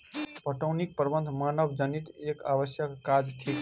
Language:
Maithili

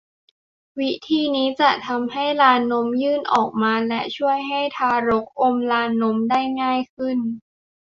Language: Thai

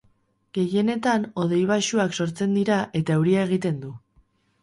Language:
Basque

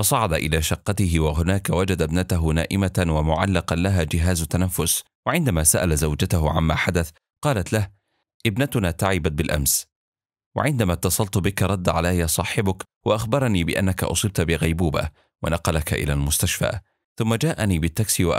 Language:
Arabic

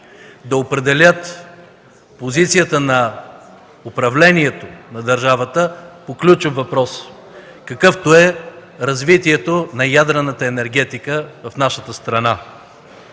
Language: Bulgarian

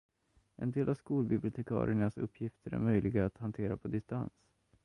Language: Swedish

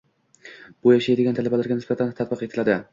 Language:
Uzbek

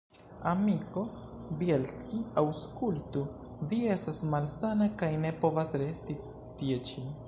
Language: Esperanto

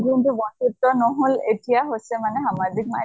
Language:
Assamese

